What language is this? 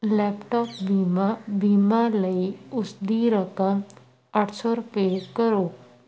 Punjabi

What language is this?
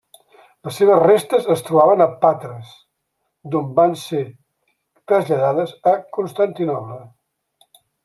Catalan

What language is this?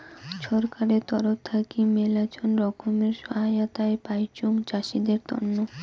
Bangla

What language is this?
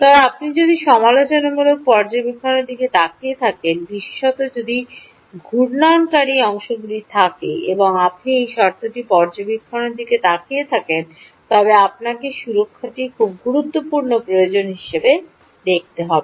Bangla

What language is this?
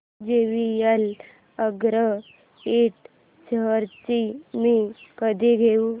Marathi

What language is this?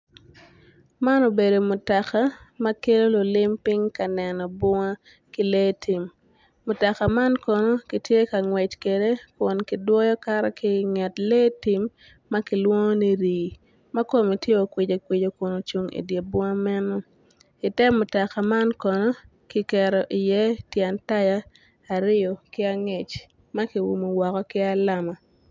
Acoli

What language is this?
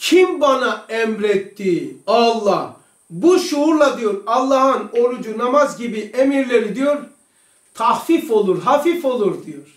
Turkish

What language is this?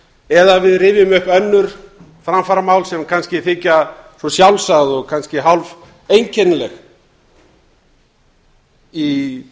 Icelandic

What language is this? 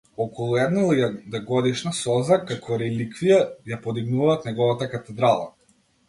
Macedonian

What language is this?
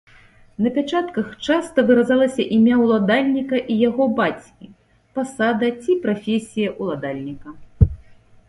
Belarusian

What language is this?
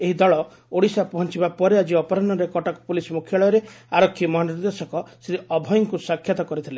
Odia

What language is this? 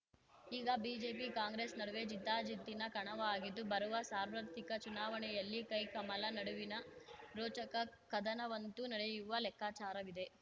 Kannada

